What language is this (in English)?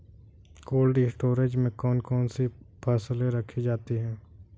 Hindi